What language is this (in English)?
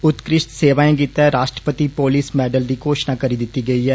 Dogri